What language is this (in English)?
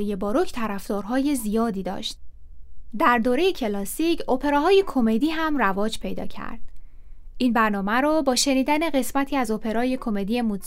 Persian